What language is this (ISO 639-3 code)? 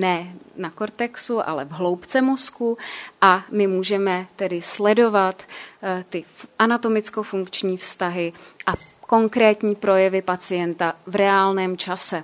ces